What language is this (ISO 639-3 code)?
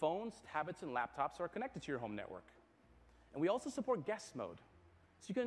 eng